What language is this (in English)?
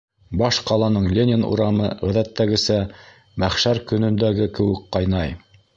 Bashkir